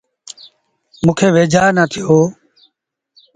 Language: Sindhi Bhil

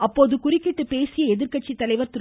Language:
Tamil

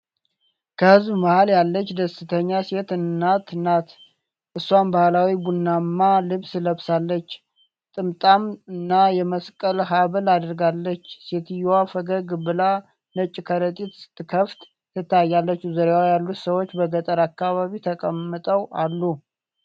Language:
Amharic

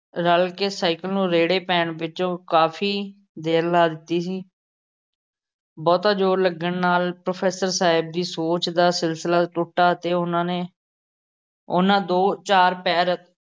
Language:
Punjabi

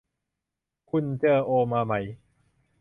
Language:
Thai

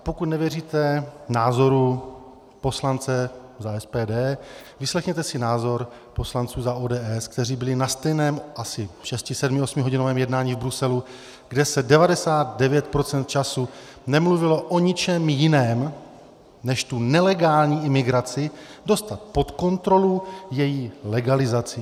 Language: Czech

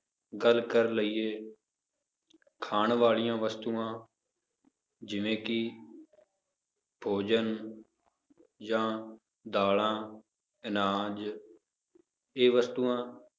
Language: Punjabi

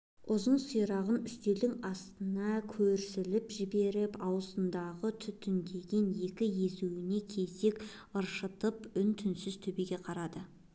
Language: Kazakh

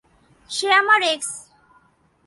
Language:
Bangla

